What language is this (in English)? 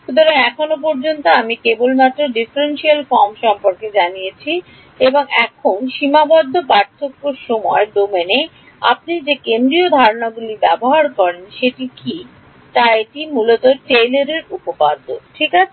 Bangla